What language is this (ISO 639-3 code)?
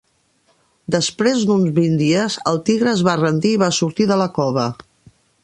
cat